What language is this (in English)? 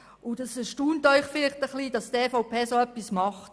Swiss German